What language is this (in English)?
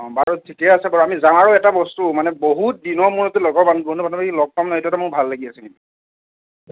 Assamese